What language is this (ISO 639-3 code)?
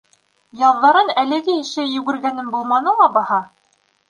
bak